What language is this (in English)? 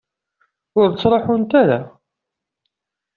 Kabyle